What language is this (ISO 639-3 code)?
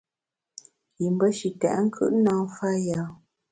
bax